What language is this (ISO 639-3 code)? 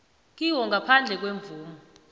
nbl